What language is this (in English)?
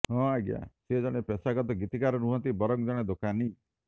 Odia